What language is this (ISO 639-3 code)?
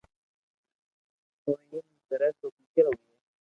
lrk